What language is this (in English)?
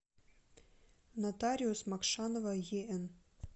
Russian